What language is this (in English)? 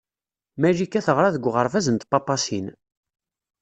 Kabyle